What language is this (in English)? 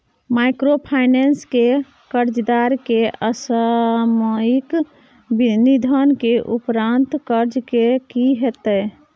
Maithili